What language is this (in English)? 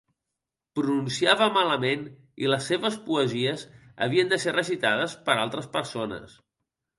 Catalan